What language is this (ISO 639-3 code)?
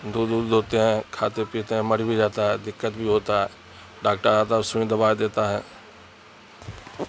urd